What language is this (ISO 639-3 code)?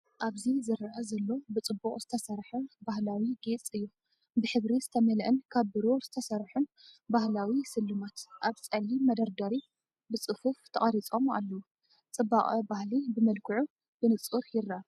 tir